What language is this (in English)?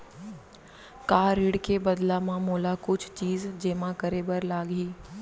Chhattisgarhi